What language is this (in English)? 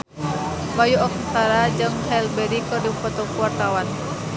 Sundanese